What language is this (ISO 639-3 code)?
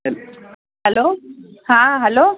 snd